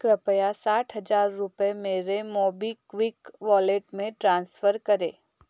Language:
Hindi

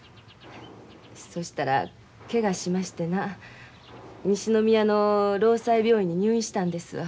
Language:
Japanese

